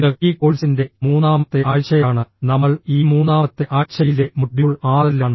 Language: Malayalam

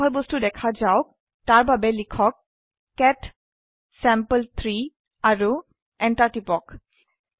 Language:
Assamese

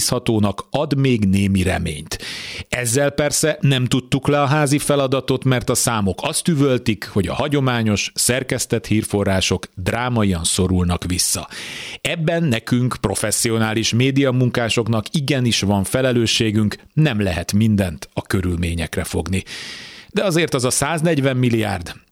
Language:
Hungarian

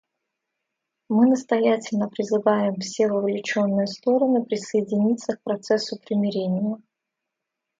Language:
Russian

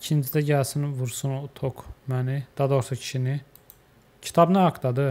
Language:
Turkish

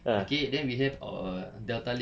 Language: English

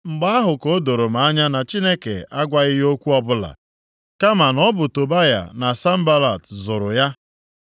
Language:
Igbo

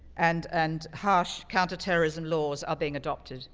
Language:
English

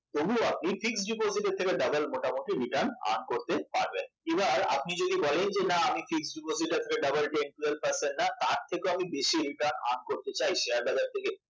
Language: Bangla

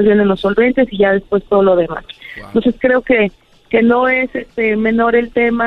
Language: Spanish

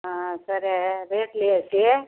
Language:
Telugu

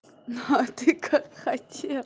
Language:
Russian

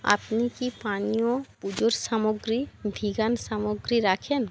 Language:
Bangla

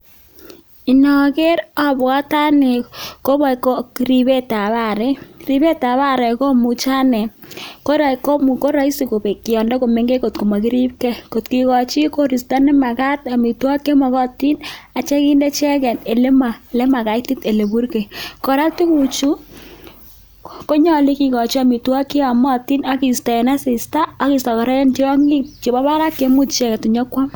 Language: Kalenjin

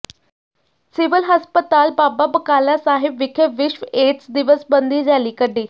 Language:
Punjabi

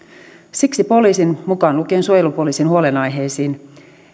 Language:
Finnish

